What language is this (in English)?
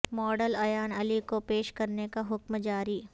Urdu